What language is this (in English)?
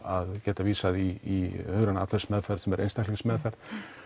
Icelandic